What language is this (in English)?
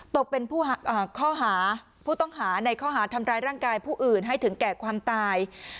Thai